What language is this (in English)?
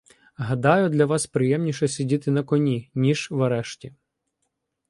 Ukrainian